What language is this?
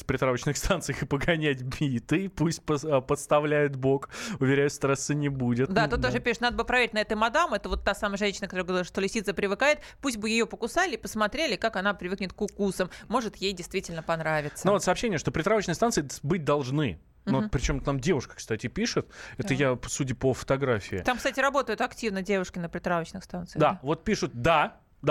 Russian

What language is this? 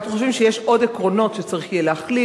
Hebrew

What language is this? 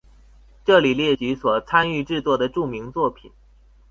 Chinese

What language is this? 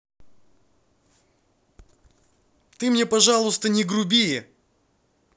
Russian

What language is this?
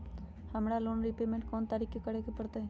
Magahi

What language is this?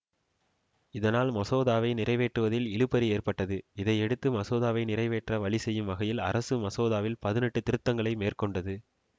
Tamil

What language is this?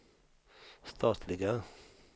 Swedish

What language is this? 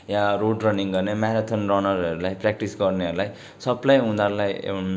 Nepali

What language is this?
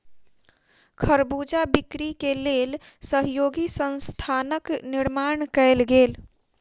Maithili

